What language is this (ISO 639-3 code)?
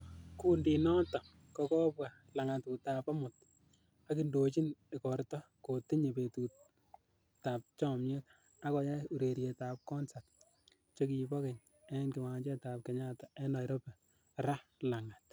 kln